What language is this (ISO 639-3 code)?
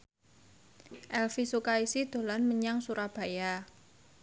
jav